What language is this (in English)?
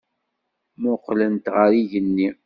Kabyle